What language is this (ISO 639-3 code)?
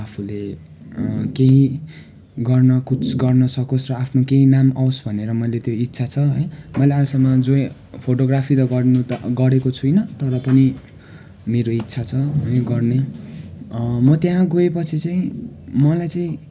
nep